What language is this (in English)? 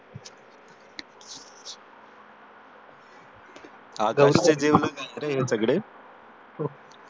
Marathi